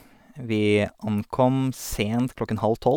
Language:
Norwegian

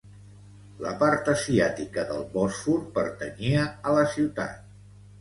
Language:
Catalan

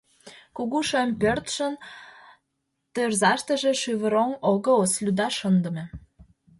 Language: Mari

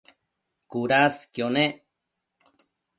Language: Matsés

